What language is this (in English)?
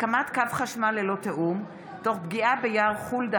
Hebrew